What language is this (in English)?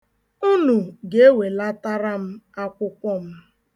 Igbo